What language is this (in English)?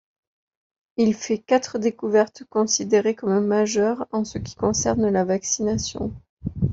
French